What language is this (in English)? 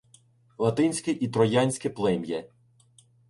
Ukrainian